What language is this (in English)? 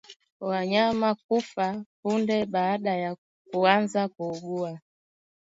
Swahili